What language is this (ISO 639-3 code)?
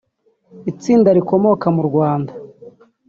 kin